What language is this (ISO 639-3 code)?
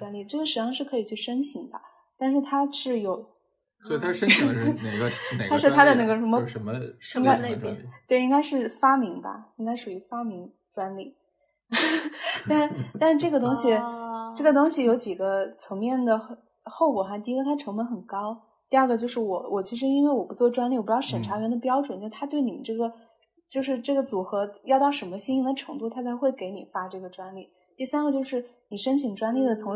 zho